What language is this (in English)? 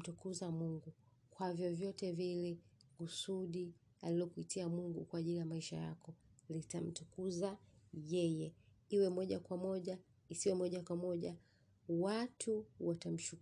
Swahili